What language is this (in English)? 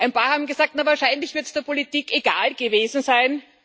German